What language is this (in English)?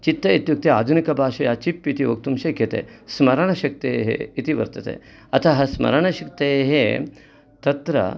Sanskrit